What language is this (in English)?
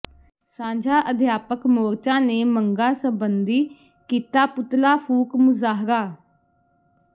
Punjabi